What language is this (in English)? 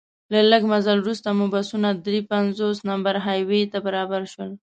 Pashto